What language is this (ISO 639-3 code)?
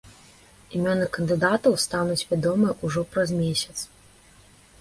bel